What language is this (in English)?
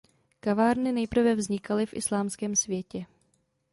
Czech